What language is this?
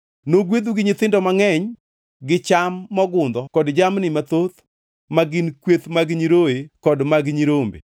Luo (Kenya and Tanzania)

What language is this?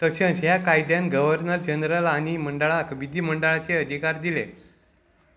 Konkani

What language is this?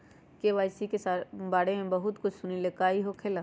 Magahi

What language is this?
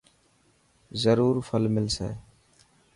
Dhatki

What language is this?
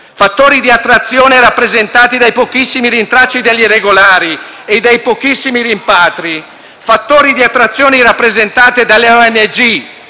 Italian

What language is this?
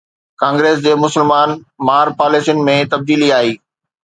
Sindhi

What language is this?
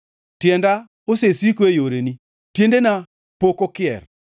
Luo (Kenya and Tanzania)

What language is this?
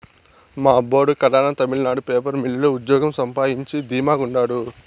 Telugu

